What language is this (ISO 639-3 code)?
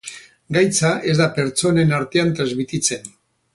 eus